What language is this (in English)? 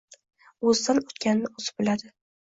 Uzbek